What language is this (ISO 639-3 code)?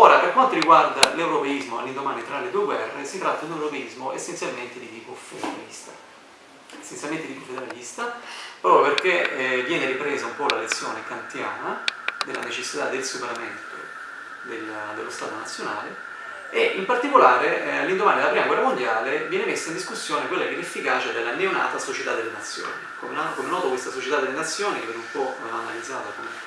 ita